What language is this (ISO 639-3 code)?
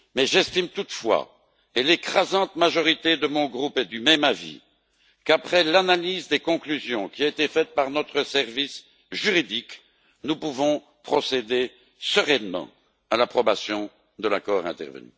fra